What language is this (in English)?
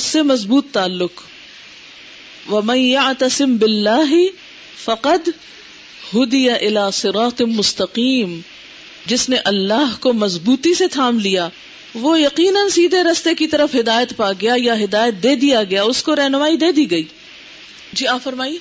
Urdu